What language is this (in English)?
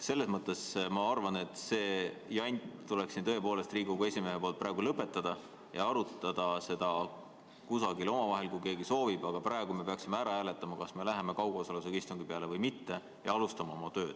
Estonian